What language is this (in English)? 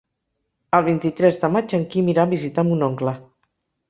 Catalan